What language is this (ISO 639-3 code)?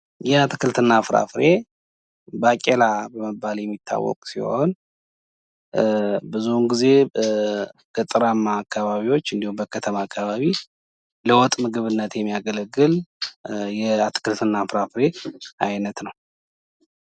amh